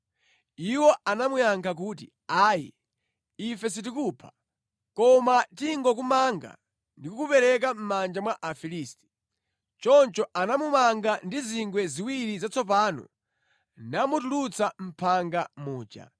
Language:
Nyanja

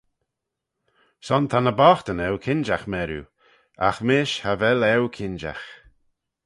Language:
Manx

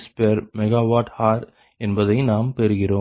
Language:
Tamil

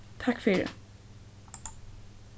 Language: Faroese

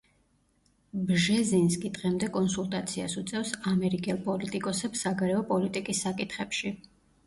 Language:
Georgian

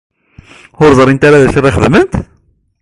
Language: Kabyle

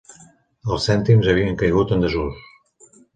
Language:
Catalan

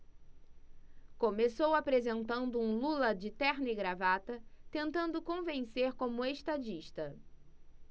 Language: Portuguese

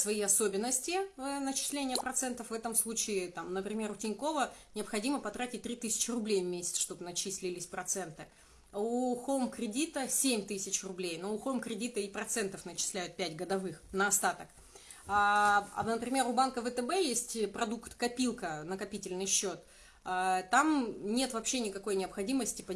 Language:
Russian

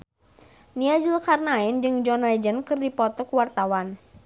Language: Sundanese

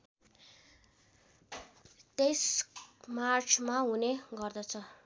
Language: Nepali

